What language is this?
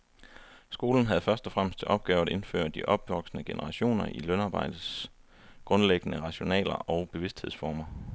Danish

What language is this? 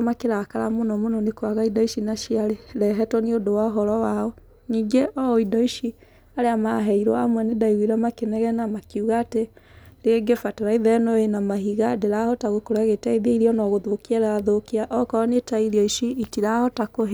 Kikuyu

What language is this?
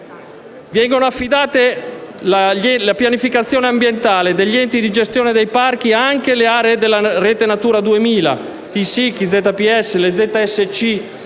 Italian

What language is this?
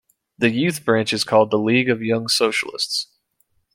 English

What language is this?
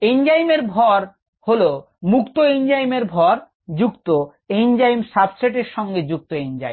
Bangla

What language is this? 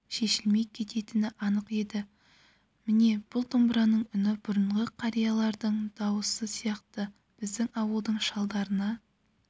Kazakh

